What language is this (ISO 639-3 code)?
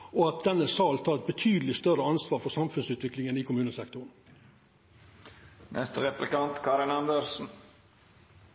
nno